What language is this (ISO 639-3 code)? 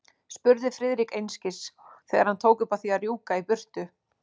isl